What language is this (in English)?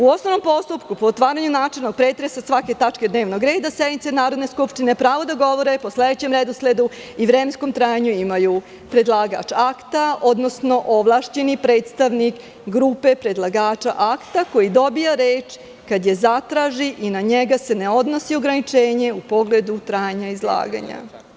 Serbian